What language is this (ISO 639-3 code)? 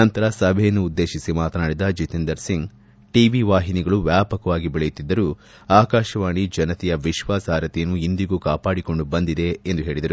kan